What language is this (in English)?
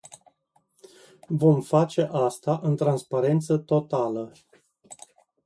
Romanian